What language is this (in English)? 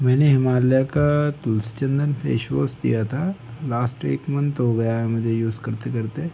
Hindi